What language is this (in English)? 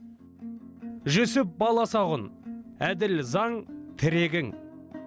Kazakh